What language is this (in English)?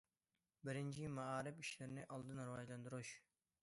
Uyghur